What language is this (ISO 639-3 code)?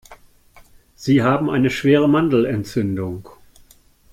deu